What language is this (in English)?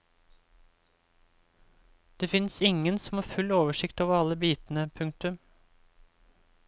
Norwegian